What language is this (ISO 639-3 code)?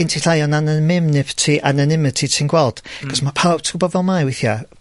cym